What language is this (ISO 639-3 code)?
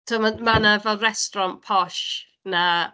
cym